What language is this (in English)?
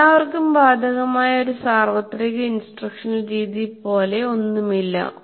Malayalam